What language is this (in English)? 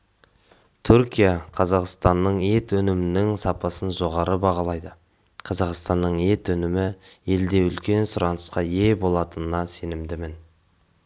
Kazakh